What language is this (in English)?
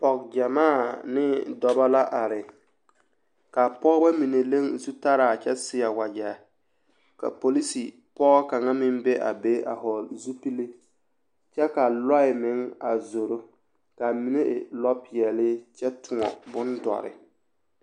Southern Dagaare